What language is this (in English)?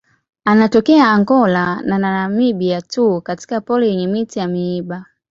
Swahili